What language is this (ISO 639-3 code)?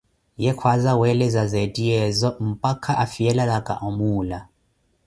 eko